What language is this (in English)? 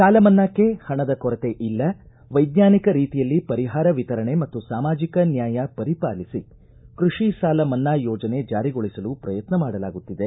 Kannada